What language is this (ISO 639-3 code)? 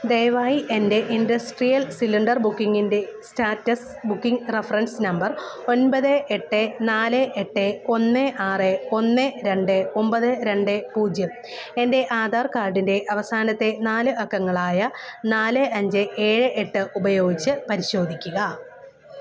mal